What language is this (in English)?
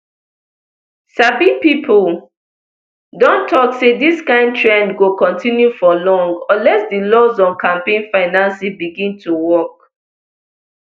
Nigerian Pidgin